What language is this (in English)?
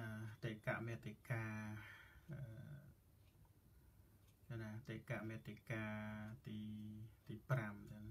Thai